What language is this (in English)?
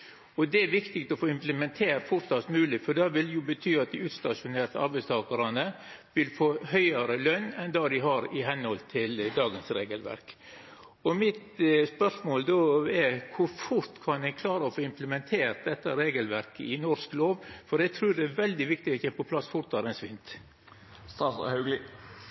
Norwegian Nynorsk